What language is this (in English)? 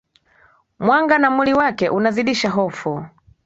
Swahili